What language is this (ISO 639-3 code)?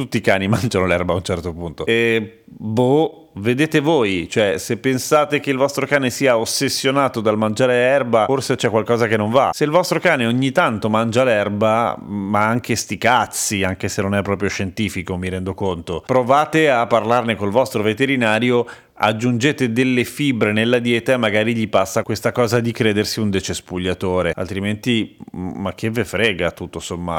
ita